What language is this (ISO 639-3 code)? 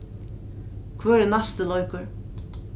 fao